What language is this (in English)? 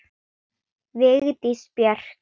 Icelandic